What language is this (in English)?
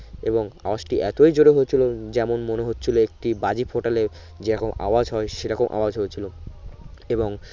Bangla